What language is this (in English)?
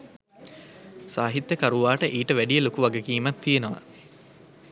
Sinhala